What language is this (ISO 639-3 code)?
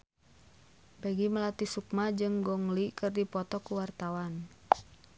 sun